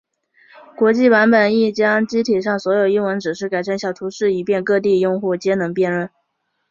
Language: Chinese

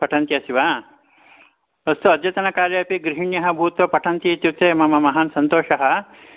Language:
Sanskrit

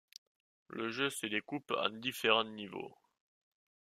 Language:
French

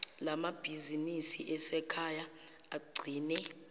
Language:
Zulu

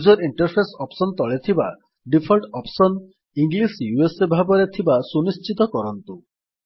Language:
Odia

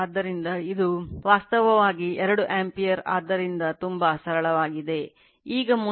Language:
Kannada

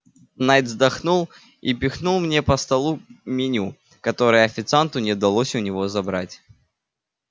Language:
Russian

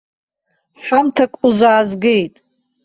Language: Abkhazian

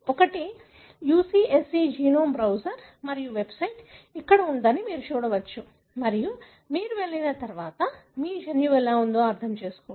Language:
Telugu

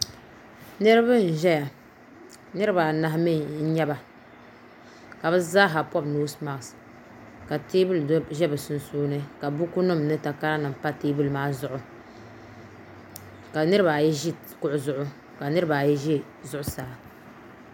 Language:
Dagbani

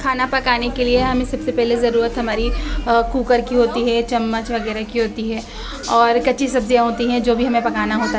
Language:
Urdu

